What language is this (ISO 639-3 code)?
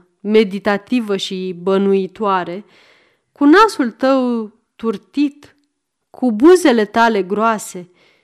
ron